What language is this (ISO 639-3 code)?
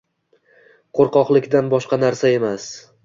uzb